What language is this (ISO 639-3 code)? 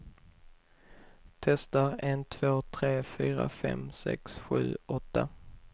swe